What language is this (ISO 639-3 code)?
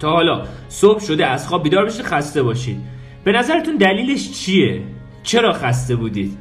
fas